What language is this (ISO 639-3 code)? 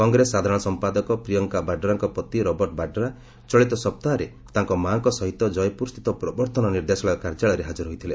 ori